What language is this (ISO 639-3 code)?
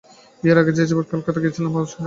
ben